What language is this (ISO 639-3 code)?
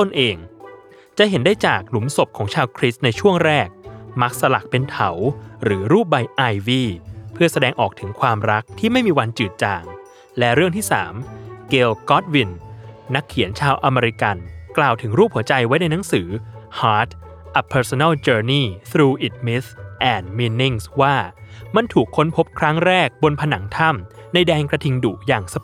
tha